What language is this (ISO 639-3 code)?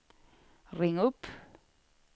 swe